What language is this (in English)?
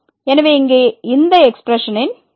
Tamil